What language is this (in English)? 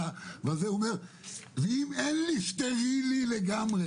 Hebrew